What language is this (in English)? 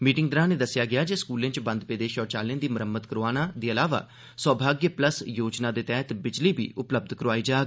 Dogri